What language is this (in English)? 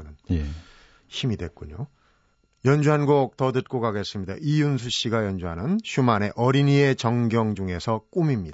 Korean